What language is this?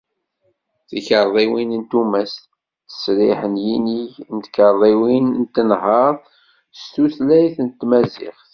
Kabyle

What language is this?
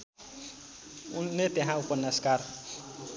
Nepali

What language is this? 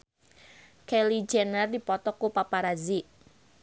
Sundanese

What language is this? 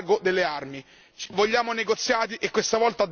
Italian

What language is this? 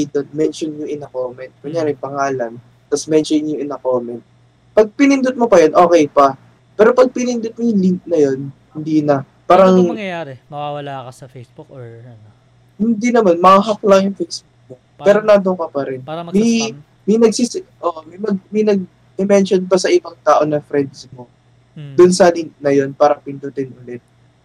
Filipino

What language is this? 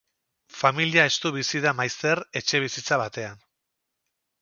Basque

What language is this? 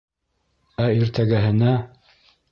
Bashkir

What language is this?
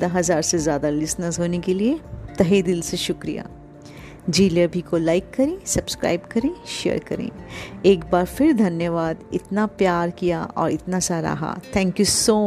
Hindi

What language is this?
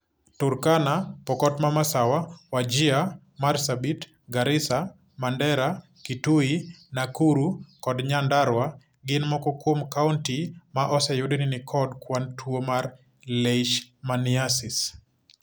Luo (Kenya and Tanzania)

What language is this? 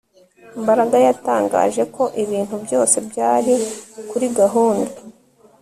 Kinyarwanda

